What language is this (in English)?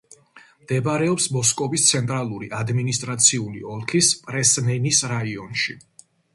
Georgian